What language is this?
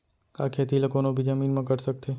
Chhattisgarhi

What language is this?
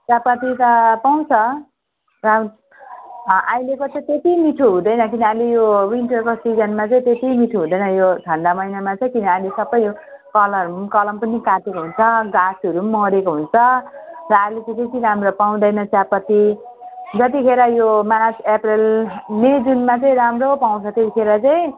Nepali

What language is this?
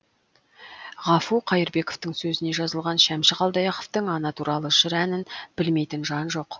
Kazakh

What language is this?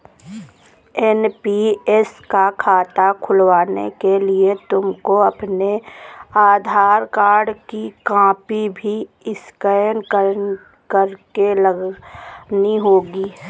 Hindi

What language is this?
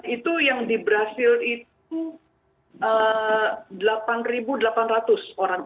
Indonesian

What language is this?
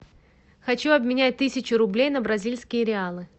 Russian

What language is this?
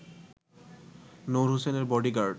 Bangla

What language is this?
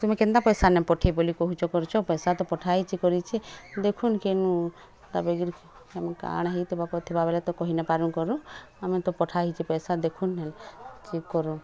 Odia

